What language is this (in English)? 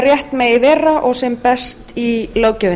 Icelandic